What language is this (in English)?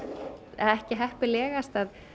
Icelandic